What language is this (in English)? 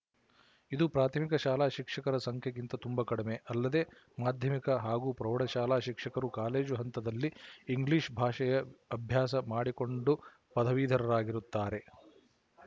Kannada